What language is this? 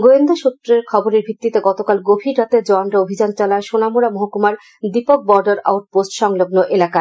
Bangla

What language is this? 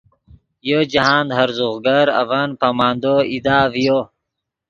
Yidgha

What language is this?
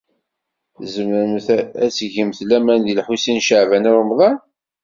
Kabyle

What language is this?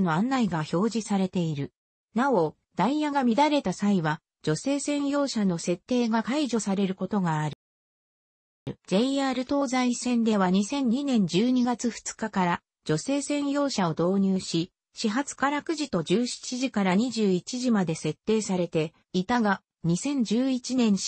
Japanese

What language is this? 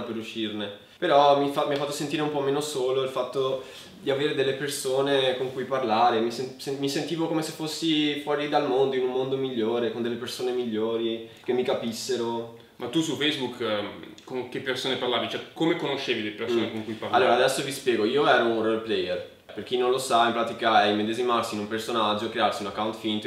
Italian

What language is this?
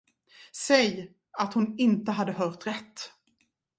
Swedish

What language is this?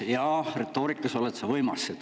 Estonian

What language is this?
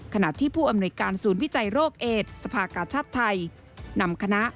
Thai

